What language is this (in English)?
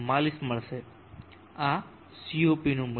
Gujarati